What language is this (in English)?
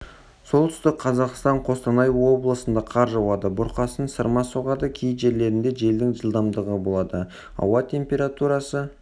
Kazakh